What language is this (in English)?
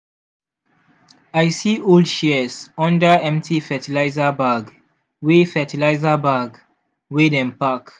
Nigerian Pidgin